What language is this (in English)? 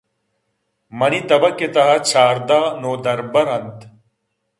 Eastern Balochi